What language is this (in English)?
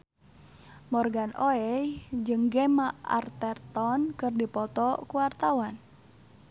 Sundanese